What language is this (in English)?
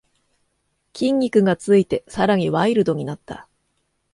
Japanese